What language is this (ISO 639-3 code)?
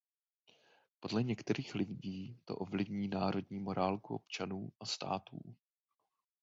ces